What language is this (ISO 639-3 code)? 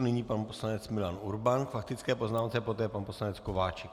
ces